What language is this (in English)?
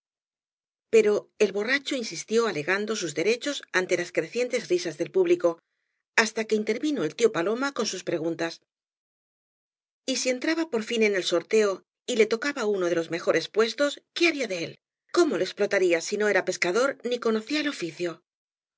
Spanish